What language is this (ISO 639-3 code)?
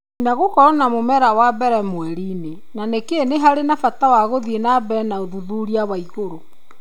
kik